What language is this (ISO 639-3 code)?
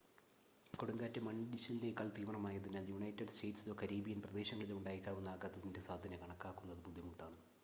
mal